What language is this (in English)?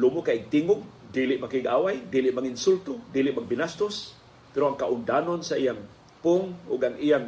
Filipino